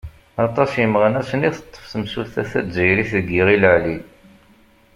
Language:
Kabyle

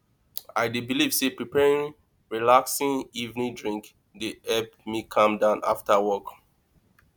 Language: Nigerian Pidgin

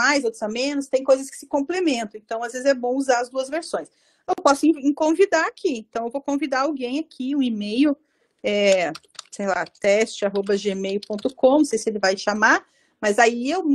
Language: Portuguese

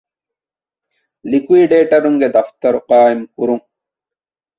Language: Divehi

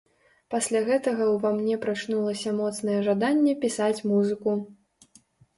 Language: Belarusian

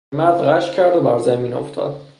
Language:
Persian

